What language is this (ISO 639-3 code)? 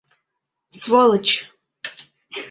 bak